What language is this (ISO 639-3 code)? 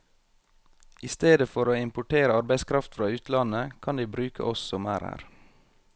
nor